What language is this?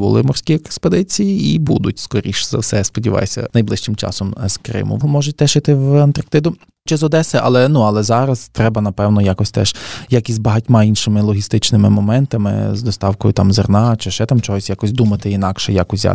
Ukrainian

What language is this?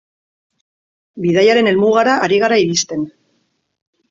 Basque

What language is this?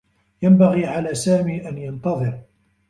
Arabic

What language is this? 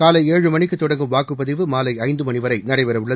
Tamil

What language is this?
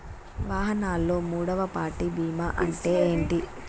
Telugu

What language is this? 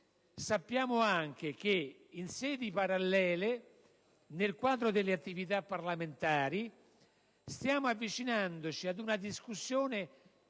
Italian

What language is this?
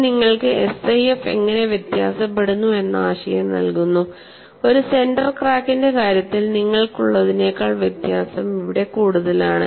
Malayalam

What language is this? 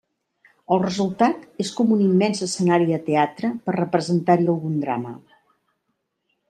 Catalan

